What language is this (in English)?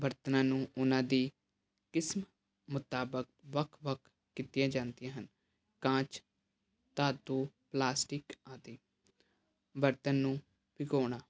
Punjabi